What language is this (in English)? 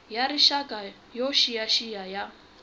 Tsonga